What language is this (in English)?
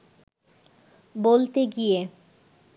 Bangla